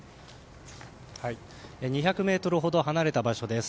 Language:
Japanese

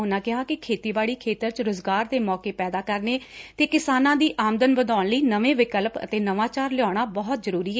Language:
Punjabi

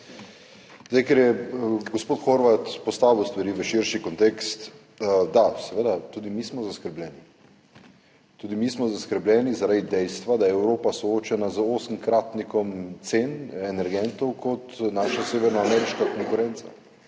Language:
Slovenian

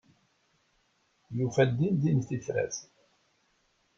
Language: Kabyle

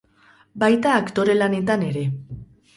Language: Basque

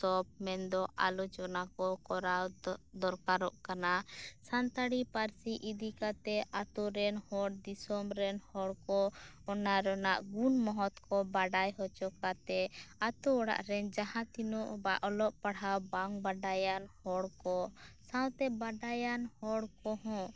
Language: Santali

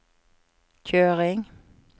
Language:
Norwegian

